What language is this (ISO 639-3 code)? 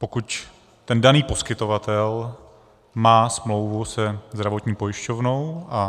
ces